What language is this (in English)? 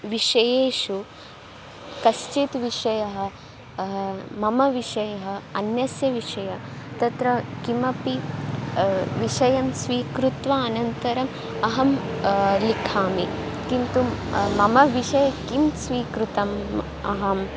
Sanskrit